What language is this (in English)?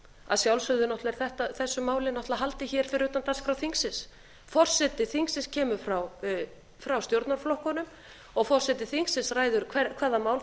Icelandic